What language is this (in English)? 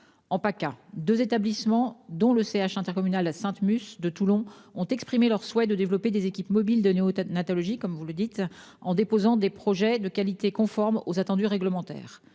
French